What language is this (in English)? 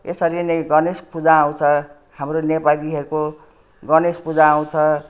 Nepali